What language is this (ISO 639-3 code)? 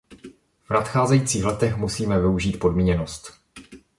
ces